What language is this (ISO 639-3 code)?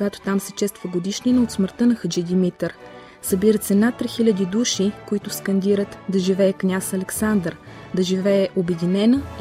bul